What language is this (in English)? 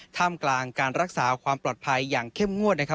Thai